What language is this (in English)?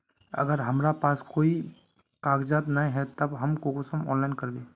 Magahi